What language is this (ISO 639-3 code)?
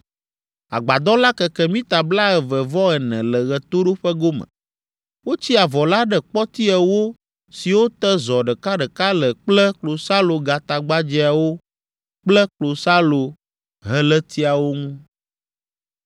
ewe